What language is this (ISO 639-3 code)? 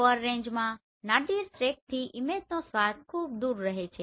guj